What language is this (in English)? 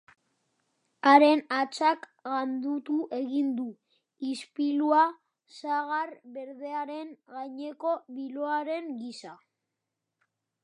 Basque